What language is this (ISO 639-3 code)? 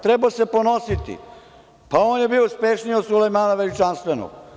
srp